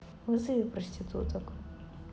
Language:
Russian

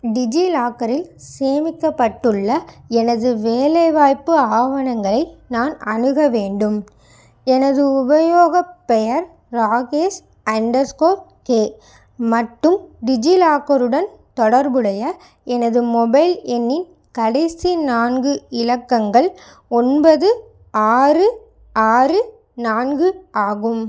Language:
Tamil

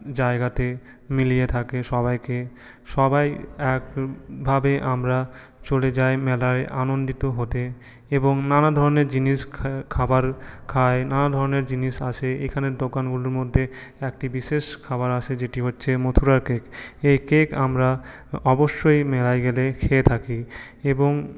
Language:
Bangla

